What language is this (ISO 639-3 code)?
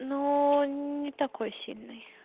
rus